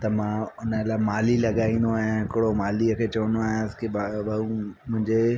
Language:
Sindhi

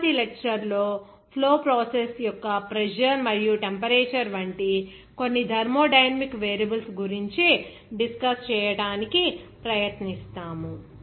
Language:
Telugu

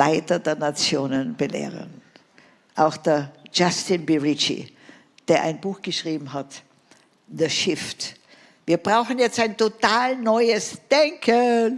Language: German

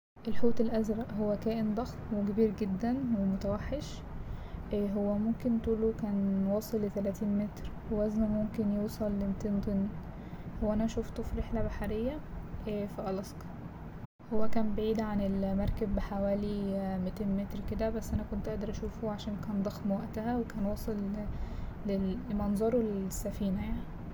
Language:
Egyptian Arabic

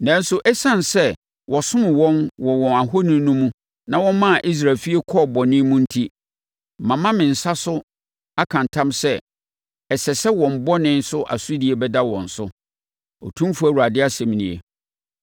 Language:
Akan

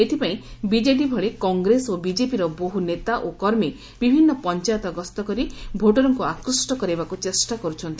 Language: Odia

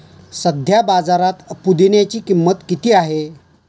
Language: Marathi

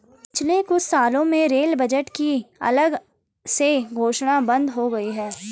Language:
Hindi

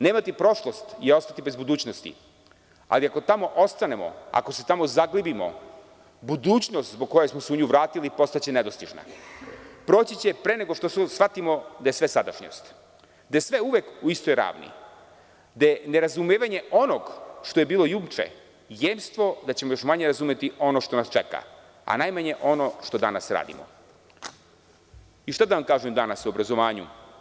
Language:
Serbian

